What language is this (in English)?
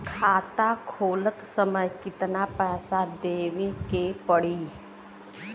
Bhojpuri